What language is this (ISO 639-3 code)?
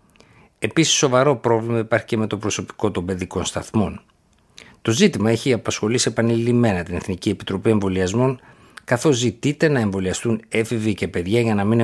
ell